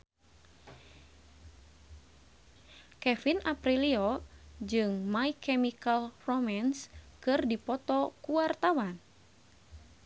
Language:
Sundanese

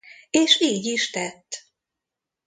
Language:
Hungarian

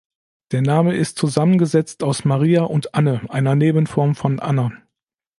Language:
German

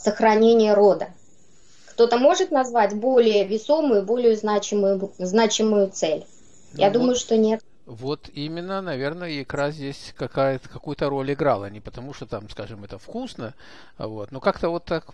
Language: Russian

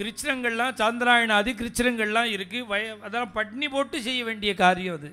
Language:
Arabic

